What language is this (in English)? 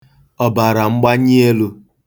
Igbo